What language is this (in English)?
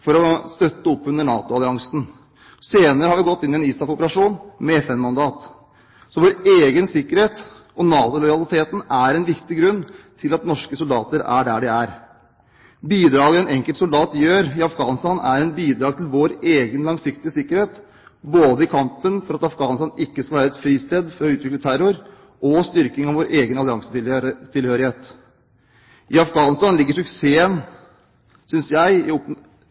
Norwegian Bokmål